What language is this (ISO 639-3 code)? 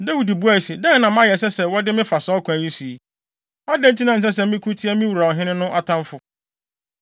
aka